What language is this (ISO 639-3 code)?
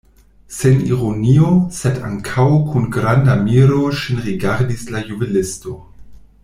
epo